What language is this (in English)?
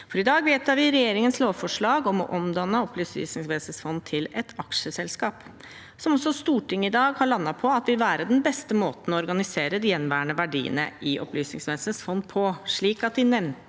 Norwegian